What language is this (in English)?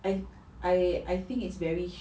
English